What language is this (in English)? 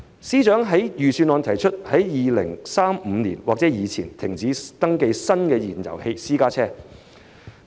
Cantonese